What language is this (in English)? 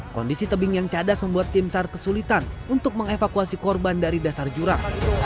Indonesian